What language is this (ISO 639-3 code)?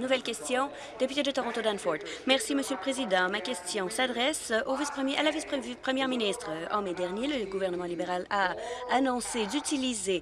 fra